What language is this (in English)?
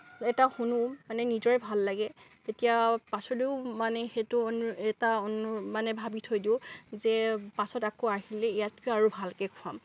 Assamese